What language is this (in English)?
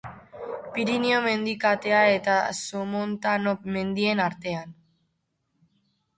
Basque